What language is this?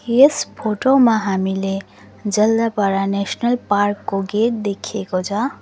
Nepali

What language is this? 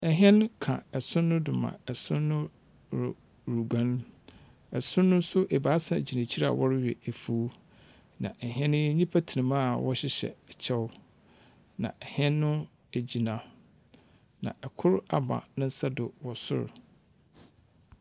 Akan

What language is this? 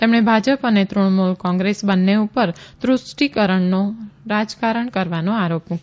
Gujarati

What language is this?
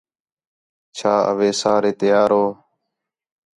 Khetrani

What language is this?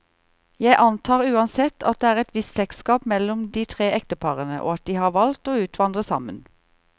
Norwegian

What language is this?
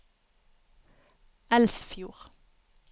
Norwegian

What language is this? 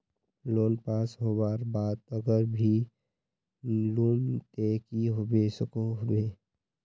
Magahi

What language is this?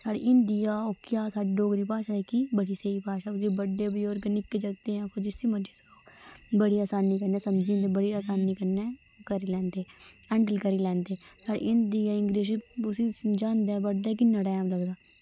Dogri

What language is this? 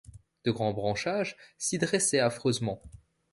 French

